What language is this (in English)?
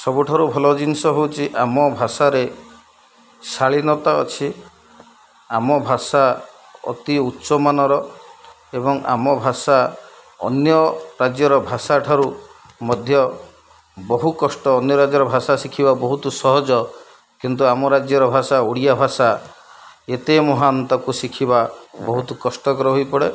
Odia